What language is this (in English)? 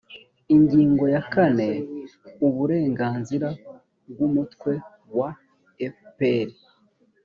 Kinyarwanda